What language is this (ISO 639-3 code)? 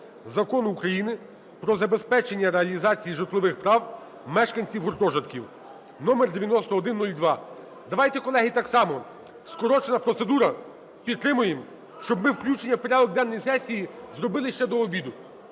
ukr